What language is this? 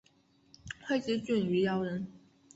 Chinese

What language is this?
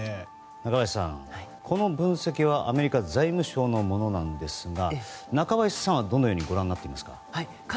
Japanese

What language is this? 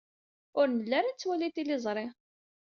Kabyle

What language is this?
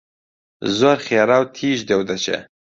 Central Kurdish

